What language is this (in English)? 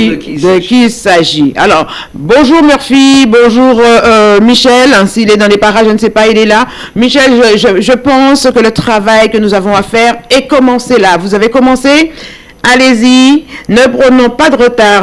French